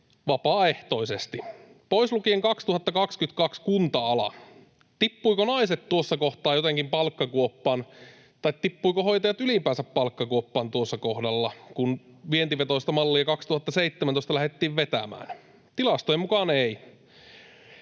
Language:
Finnish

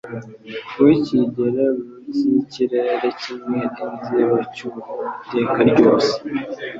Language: Kinyarwanda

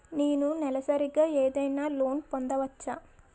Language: Telugu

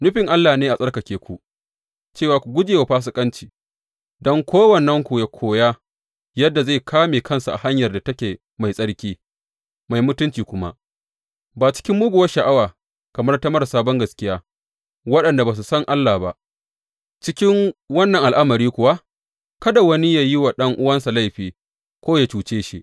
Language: Hausa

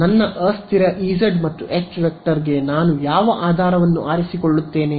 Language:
Kannada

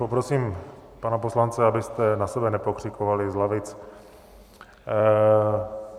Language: Czech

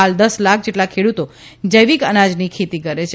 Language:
Gujarati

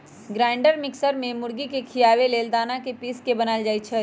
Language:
Magahi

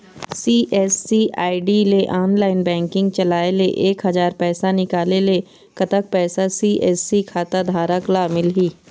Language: Chhattisgarhi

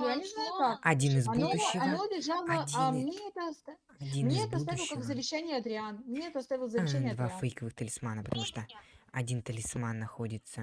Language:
Russian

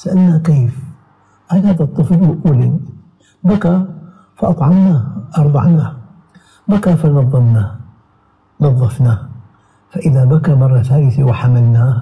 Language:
Arabic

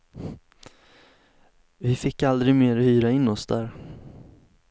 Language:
Swedish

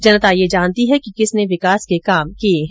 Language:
Hindi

